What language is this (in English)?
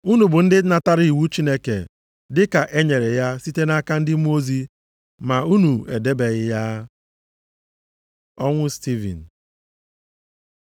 Igbo